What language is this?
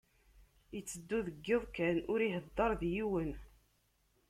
Kabyle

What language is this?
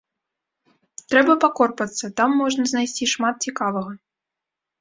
Belarusian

